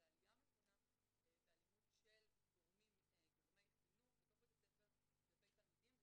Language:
Hebrew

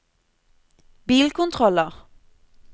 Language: Norwegian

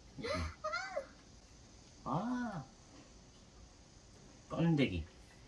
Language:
Korean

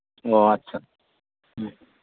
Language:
Santali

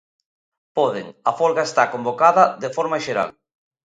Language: Galician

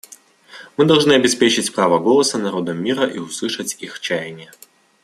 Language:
Russian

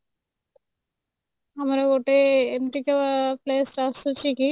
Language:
Odia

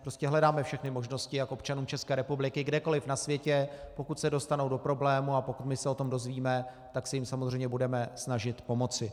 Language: Czech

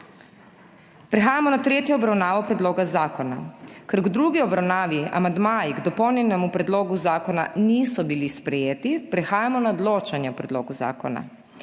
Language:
Slovenian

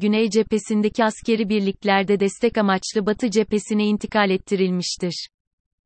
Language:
Turkish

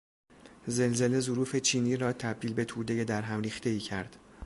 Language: Persian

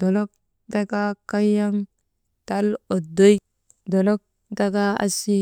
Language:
Maba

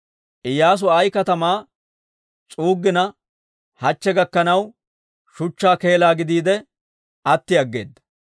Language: Dawro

